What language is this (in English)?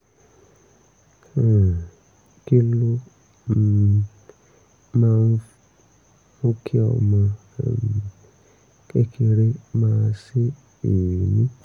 Yoruba